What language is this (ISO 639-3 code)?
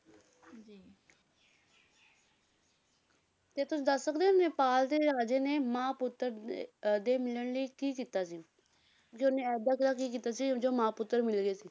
pan